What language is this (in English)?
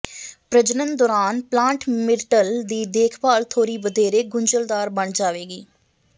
Punjabi